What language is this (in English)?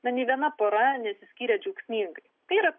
Lithuanian